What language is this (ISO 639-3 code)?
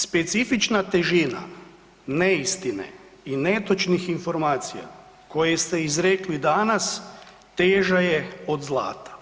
hrv